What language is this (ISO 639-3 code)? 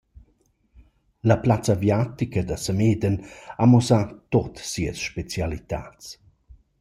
roh